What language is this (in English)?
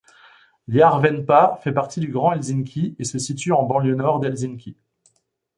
French